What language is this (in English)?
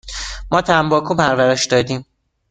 Persian